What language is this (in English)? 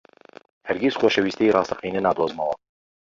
Central Kurdish